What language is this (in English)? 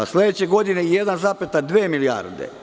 Serbian